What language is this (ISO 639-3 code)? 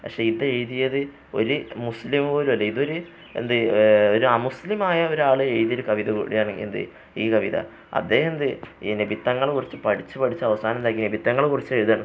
mal